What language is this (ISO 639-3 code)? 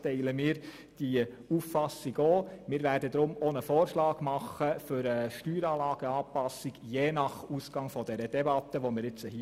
gsw